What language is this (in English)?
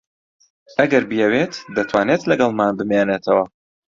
Central Kurdish